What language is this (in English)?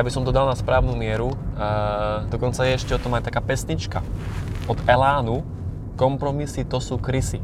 Slovak